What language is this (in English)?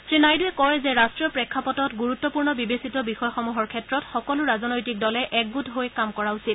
Assamese